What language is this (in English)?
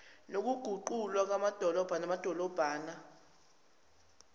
Zulu